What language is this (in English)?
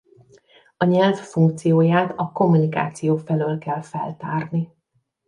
Hungarian